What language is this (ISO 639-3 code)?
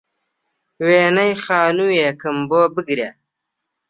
ckb